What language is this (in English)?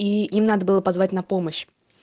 Russian